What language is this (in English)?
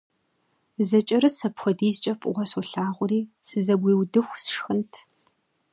Kabardian